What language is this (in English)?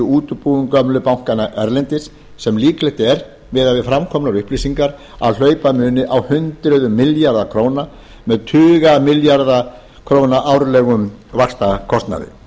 Icelandic